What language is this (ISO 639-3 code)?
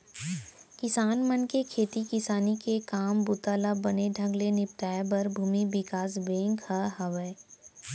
hne